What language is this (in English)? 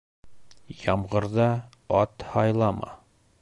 Bashkir